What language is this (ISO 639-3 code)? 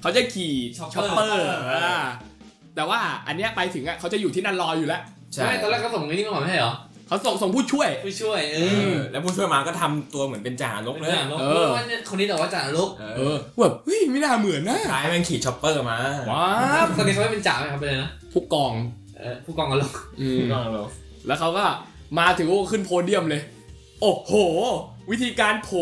tha